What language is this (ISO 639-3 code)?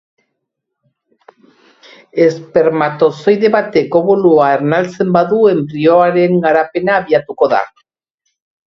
eus